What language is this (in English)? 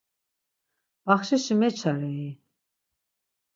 Laz